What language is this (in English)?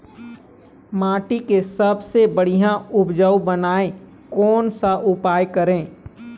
Chhattisgarhi